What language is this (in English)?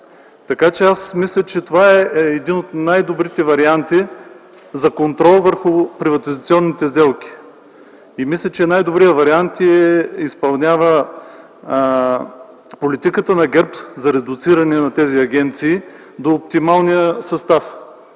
Bulgarian